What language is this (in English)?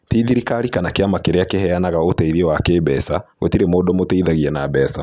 Kikuyu